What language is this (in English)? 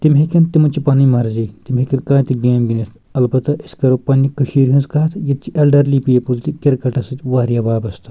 Kashmiri